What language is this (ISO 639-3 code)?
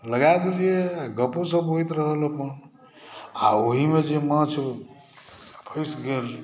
mai